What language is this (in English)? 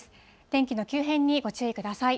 Japanese